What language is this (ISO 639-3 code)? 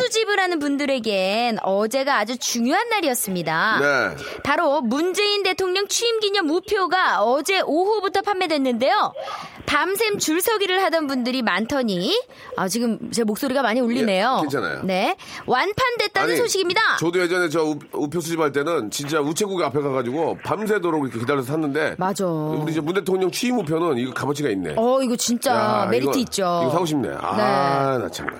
kor